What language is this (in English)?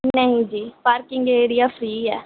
Punjabi